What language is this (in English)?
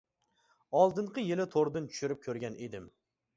Uyghur